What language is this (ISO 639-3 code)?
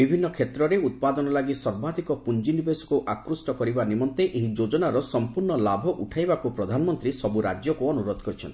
ori